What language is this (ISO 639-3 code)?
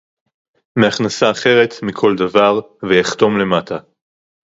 heb